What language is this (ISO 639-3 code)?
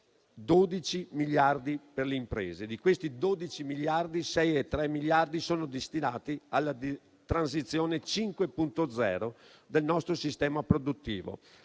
ita